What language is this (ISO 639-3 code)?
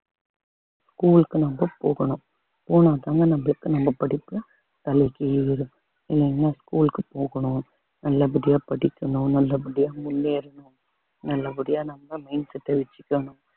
tam